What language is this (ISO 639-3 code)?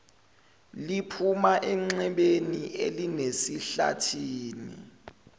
zul